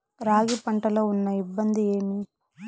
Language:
Telugu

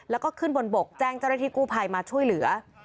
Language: Thai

